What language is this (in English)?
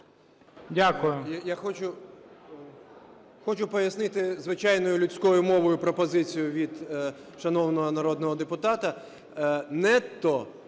Ukrainian